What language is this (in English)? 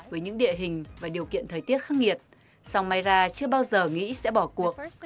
Vietnamese